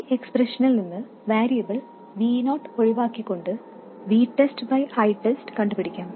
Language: Malayalam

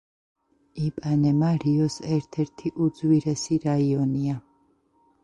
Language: Georgian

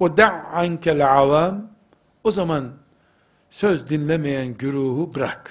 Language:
Turkish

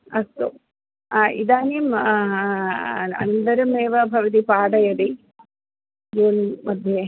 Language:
Sanskrit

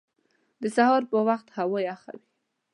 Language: Pashto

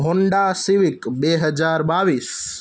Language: Gujarati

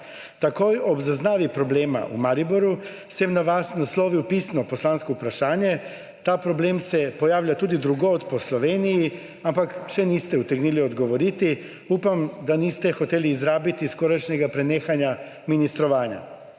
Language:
Slovenian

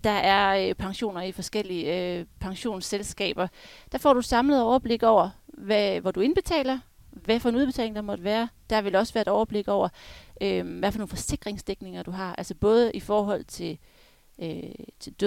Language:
Danish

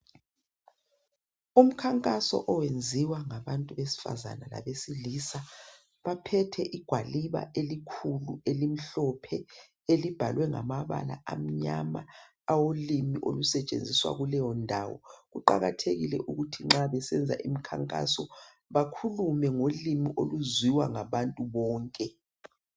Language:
North Ndebele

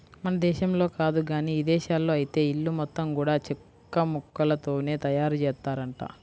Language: Telugu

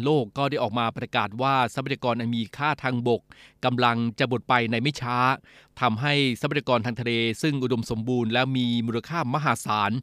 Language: Thai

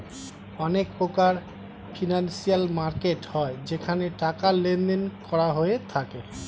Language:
Bangla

